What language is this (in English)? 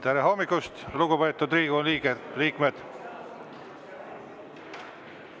Estonian